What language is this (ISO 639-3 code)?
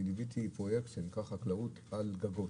heb